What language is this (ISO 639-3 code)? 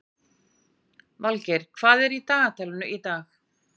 isl